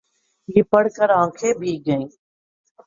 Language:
Urdu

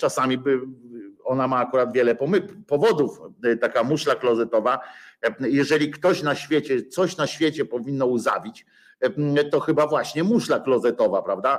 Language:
Polish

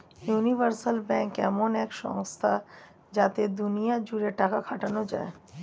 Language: Bangla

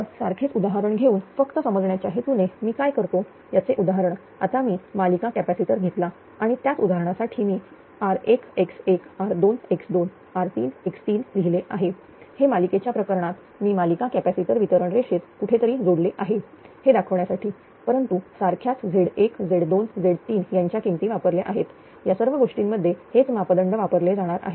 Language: Marathi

